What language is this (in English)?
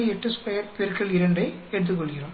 Tamil